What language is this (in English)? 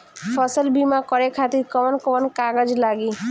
Bhojpuri